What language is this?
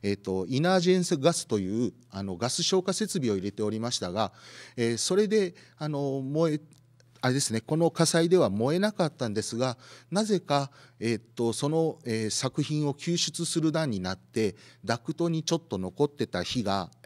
Japanese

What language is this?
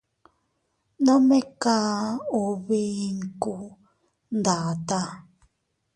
Teutila Cuicatec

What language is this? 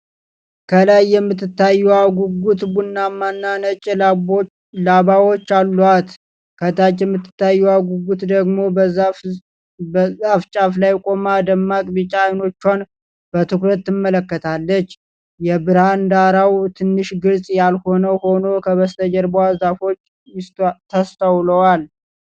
Amharic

